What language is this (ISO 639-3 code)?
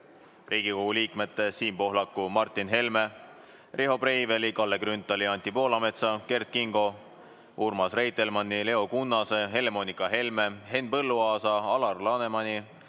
est